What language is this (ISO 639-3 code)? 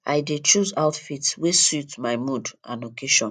pcm